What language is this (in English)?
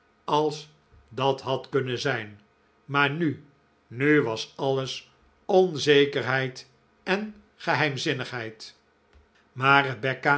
Dutch